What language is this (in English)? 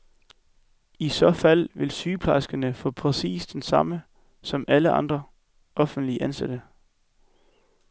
Danish